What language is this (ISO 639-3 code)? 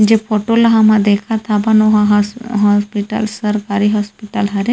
hne